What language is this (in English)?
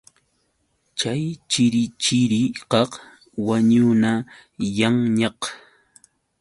Yauyos Quechua